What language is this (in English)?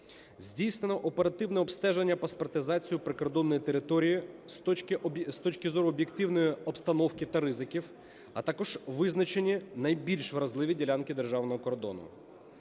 Ukrainian